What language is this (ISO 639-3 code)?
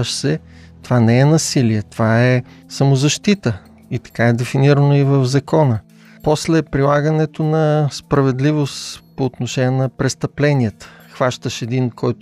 bul